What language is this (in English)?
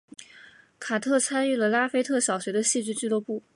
Chinese